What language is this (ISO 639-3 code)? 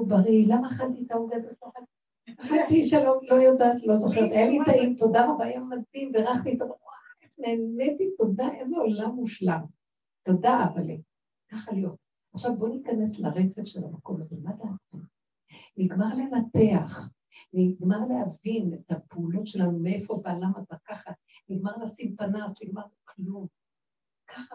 heb